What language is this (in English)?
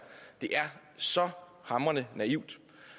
Danish